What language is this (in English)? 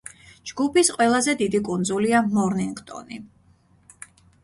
Georgian